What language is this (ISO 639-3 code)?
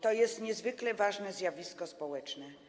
pol